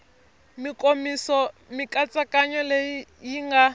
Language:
Tsonga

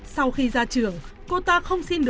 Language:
Vietnamese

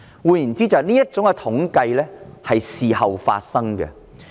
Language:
Cantonese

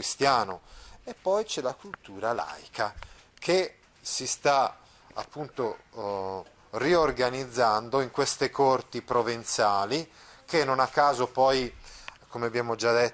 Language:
Italian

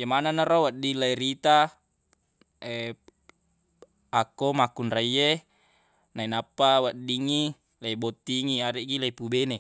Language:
Buginese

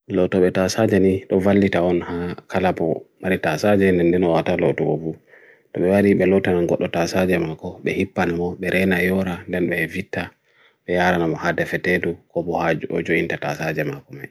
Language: Bagirmi Fulfulde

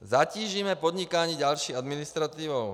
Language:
Czech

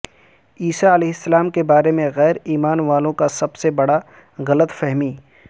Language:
Urdu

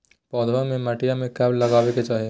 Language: Magahi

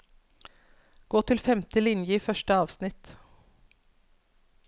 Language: Norwegian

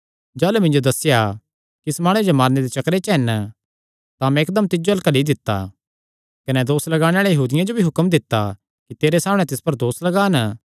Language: Kangri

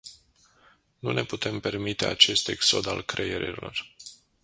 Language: Romanian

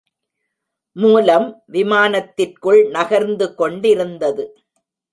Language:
Tamil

